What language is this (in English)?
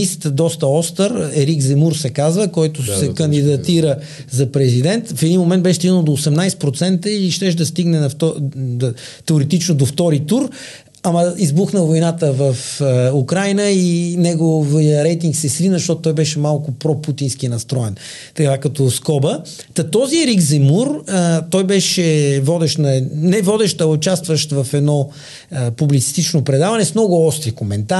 Bulgarian